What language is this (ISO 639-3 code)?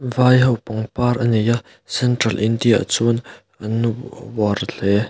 lus